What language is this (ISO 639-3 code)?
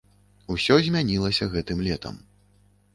bel